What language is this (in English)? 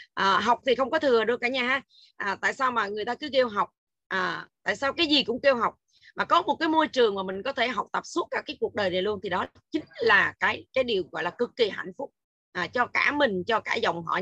Vietnamese